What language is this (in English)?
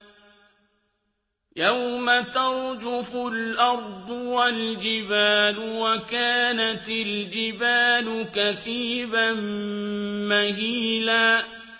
Arabic